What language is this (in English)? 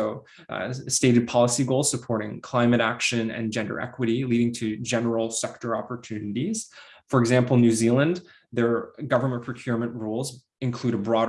English